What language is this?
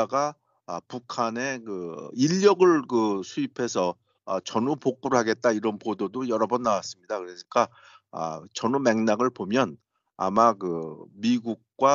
Korean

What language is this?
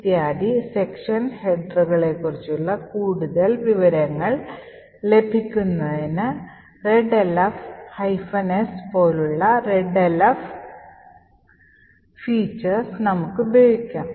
Malayalam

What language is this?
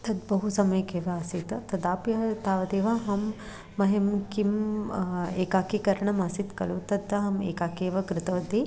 Sanskrit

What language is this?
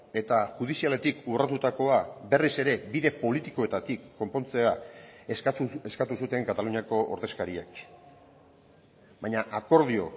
Basque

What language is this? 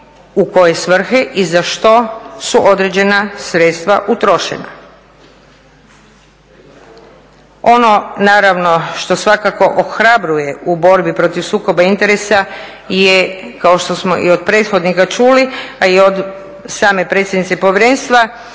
Croatian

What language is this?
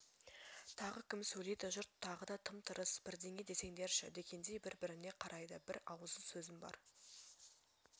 Kazakh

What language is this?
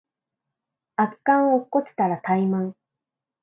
Japanese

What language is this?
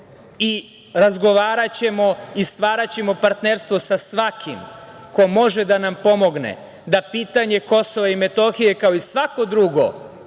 Serbian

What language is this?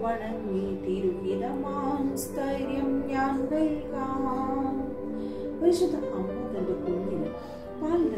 Romanian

